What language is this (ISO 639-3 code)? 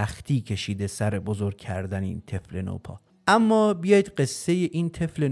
fas